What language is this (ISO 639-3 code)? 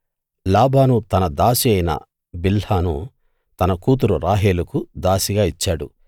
tel